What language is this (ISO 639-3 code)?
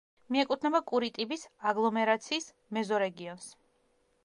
kat